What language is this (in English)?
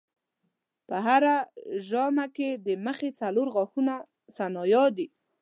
Pashto